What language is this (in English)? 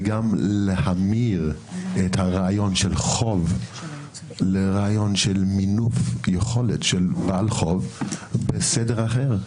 Hebrew